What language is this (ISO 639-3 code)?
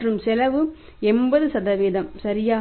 tam